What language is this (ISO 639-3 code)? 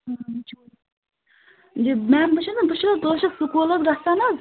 kas